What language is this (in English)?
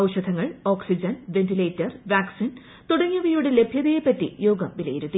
Malayalam